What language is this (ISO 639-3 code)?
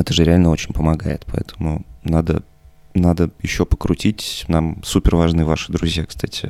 rus